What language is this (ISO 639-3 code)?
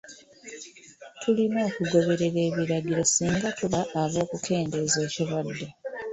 lug